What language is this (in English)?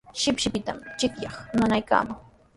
Sihuas Ancash Quechua